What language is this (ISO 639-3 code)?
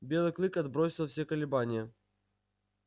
rus